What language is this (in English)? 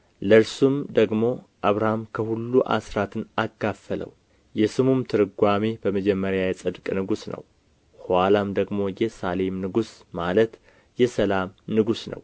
Amharic